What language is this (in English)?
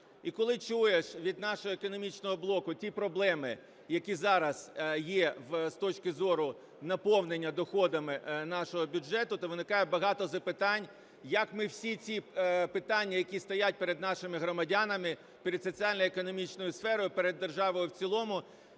Ukrainian